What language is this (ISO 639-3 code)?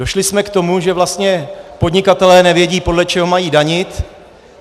ces